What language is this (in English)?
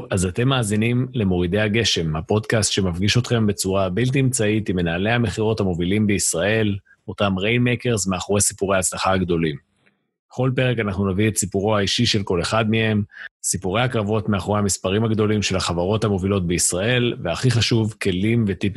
Hebrew